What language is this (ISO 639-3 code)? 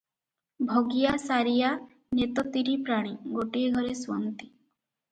ori